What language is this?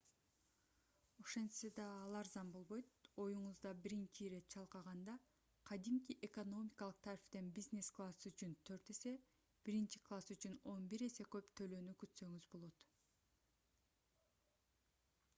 Kyrgyz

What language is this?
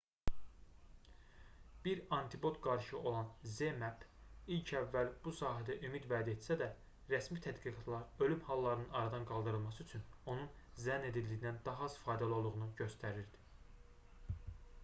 Azerbaijani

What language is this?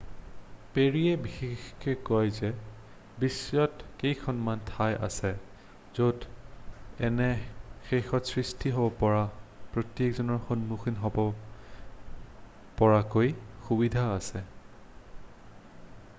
Assamese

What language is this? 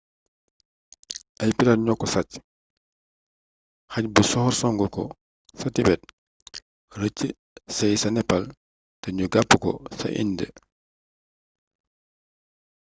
Wolof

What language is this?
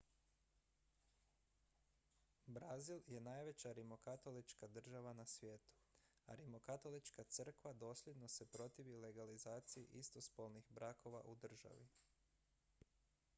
Croatian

